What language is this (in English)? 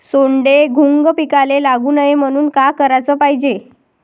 Marathi